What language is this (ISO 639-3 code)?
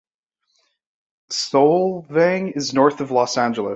eng